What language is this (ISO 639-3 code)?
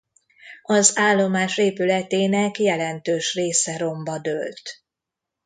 hun